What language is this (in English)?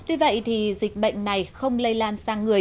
Vietnamese